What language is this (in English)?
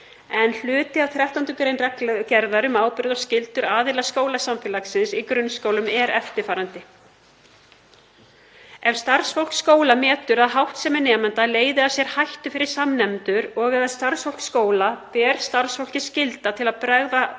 Icelandic